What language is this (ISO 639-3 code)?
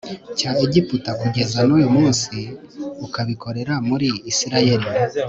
kin